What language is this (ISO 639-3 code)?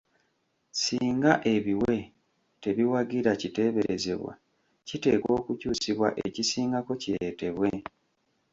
lug